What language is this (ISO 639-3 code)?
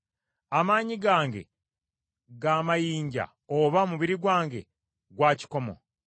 lug